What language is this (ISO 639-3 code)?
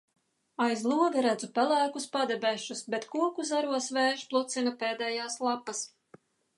lav